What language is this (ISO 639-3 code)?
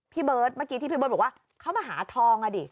tha